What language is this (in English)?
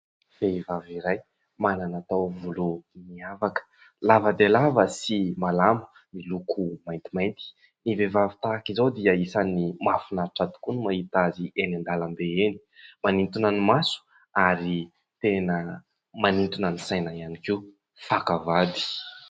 Malagasy